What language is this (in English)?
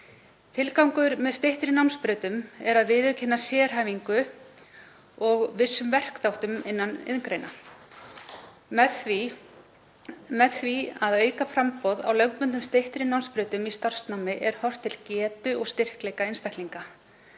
Icelandic